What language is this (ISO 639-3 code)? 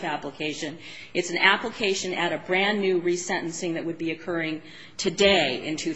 eng